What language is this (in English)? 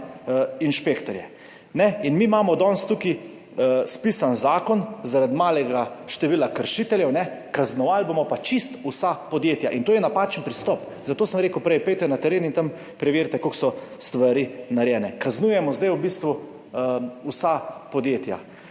Slovenian